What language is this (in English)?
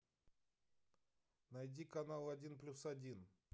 Russian